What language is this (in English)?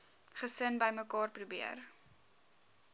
Afrikaans